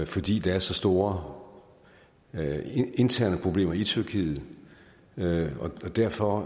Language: Danish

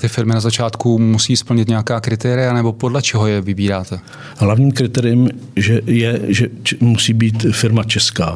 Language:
Czech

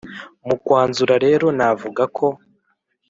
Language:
Kinyarwanda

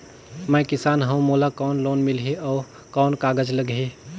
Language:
Chhattisgarhi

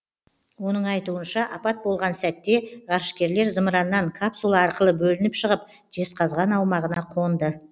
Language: Kazakh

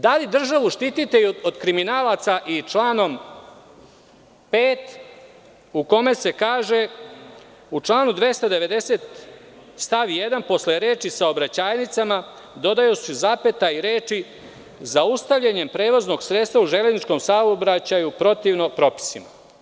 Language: Serbian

